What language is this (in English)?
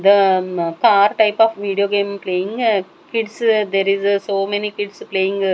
English